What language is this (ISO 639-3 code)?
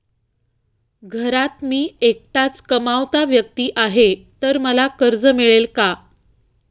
mar